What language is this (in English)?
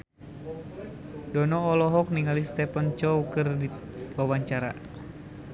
Sundanese